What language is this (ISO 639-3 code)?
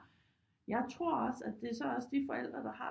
dan